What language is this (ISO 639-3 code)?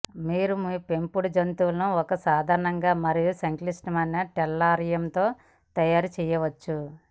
tel